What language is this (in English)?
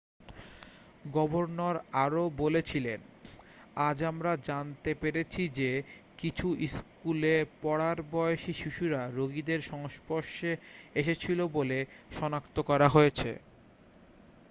Bangla